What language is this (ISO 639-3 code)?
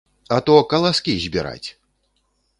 bel